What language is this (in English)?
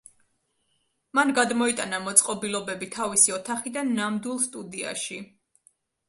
Georgian